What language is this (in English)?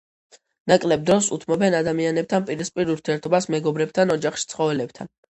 Georgian